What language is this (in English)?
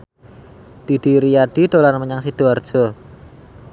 Javanese